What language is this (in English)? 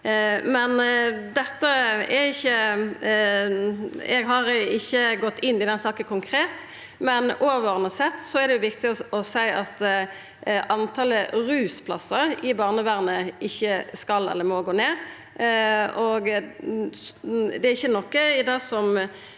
Norwegian